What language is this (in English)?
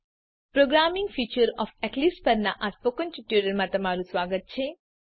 Gujarati